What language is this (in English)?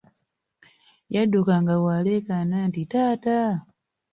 Ganda